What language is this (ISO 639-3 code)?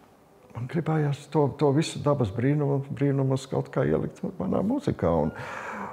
lav